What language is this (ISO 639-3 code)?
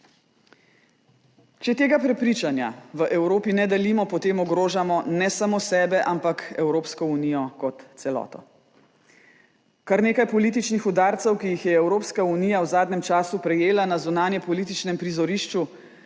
slv